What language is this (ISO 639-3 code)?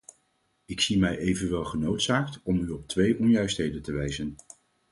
nld